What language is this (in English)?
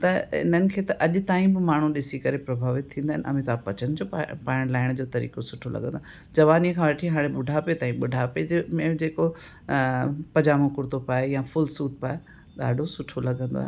Sindhi